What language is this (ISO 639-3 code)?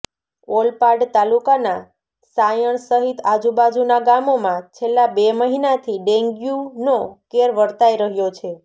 guj